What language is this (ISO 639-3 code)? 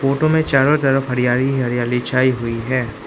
hin